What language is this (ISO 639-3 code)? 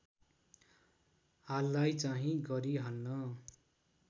nep